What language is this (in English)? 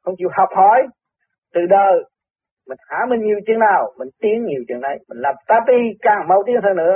Vietnamese